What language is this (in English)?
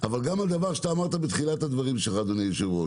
Hebrew